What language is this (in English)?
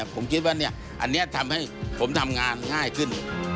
Thai